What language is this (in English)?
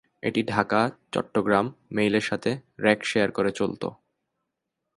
Bangla